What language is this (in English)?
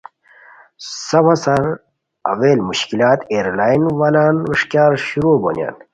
Khowar